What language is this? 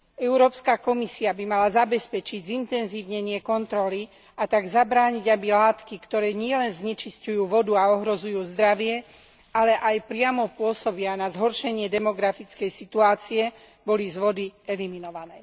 Slovak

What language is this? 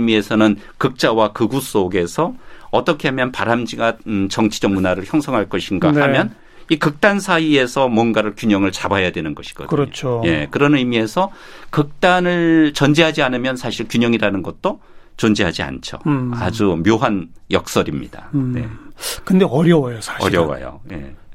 Korean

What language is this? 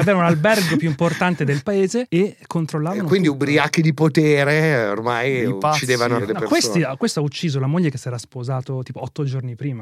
Italian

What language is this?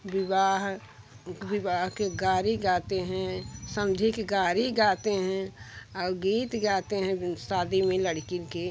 Hindi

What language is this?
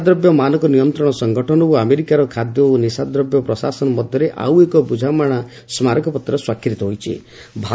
Odia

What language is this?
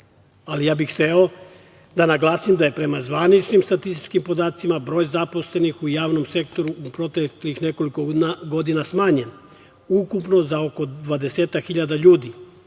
Serbian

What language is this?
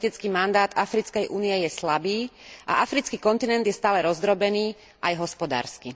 Slovak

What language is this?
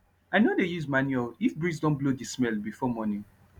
Nigerian Pidgin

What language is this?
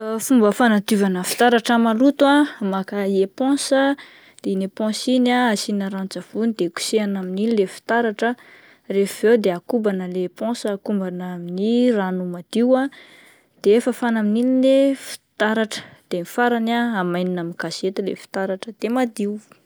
Malagasy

